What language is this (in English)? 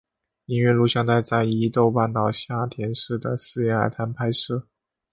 Chinese